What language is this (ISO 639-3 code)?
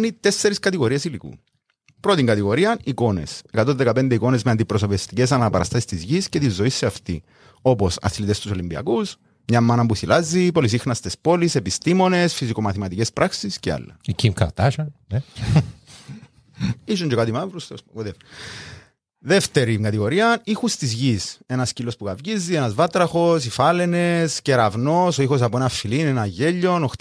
ell